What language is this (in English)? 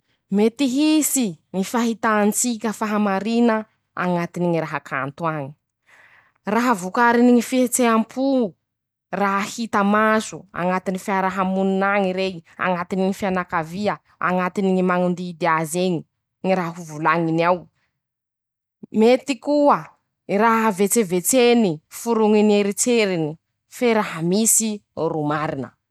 Masikoro Malagasy